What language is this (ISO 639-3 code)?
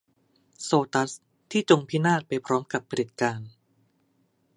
tha